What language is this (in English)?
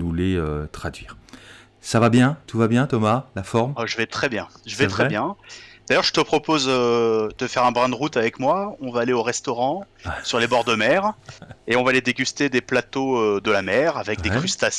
French